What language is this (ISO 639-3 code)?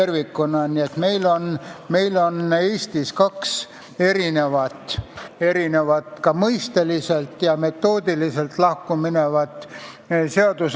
est